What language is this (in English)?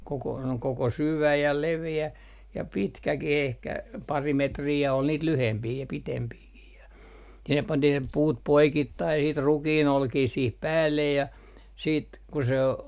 Finnish